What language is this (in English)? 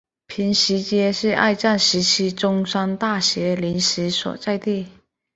Chinese